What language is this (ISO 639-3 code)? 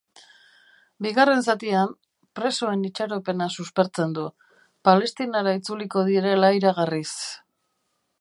eus